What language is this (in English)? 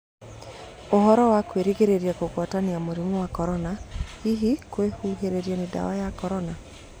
Kikuyu